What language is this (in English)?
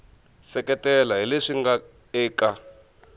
Tsonga